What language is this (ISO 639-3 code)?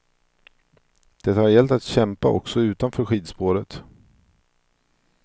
swe